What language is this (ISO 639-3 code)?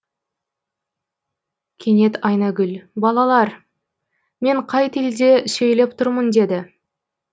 kaz